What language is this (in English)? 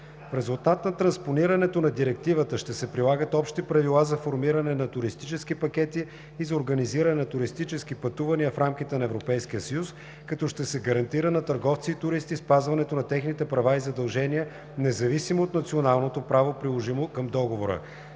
Bulgarian